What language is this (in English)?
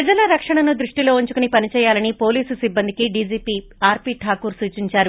Telugu